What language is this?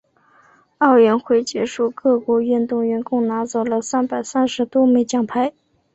Chinese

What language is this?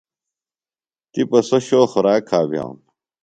Phalura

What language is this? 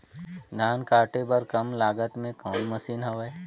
Chhattisgarhi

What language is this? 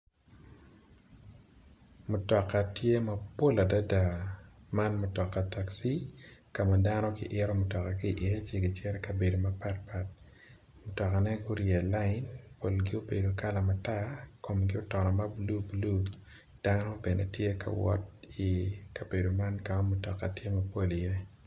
Acoli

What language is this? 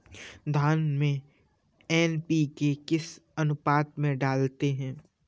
Hindi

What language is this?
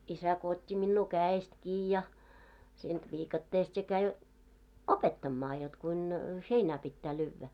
Finnish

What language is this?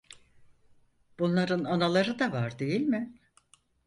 Turkish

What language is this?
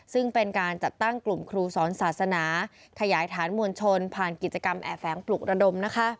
Thai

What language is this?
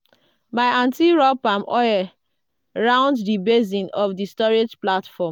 Nigerian Pidgin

